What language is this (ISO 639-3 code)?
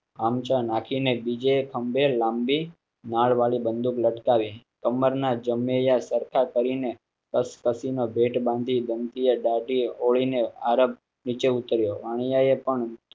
guj